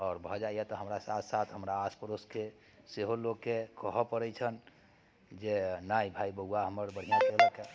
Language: Maithili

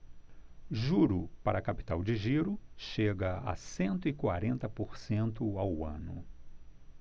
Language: Portuguese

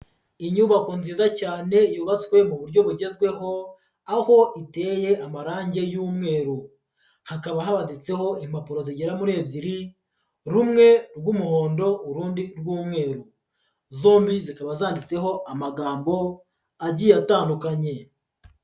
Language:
Kinyarwanda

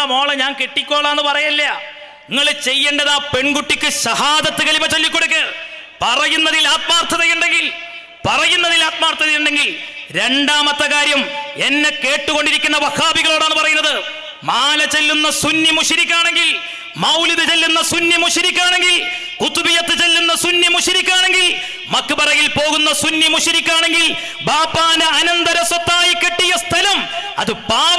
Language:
Malayalam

